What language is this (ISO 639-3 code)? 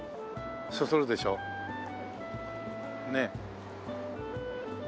jpn